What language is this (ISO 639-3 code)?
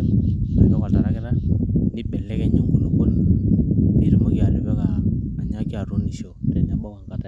mas